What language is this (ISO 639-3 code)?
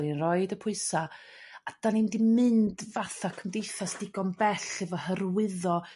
cym